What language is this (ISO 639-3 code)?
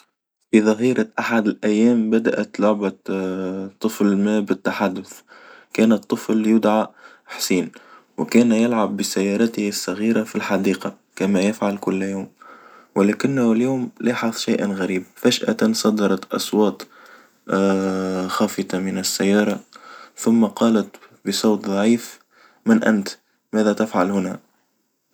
aeb